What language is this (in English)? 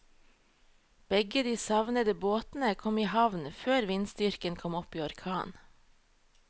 Norwegian